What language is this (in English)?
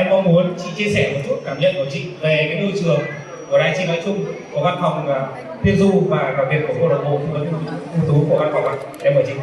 Vietnamese